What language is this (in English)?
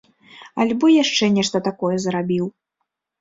Belarusian